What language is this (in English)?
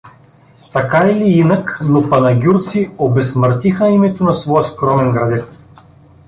Bulgarian